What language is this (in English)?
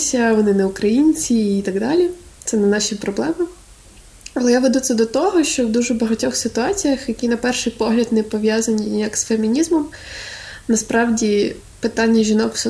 Ukrainian